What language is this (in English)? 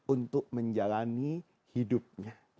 Indonesian